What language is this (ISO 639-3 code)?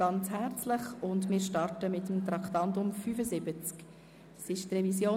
gsw